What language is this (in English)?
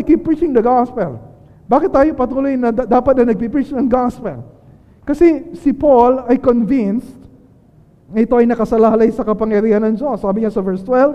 Filipino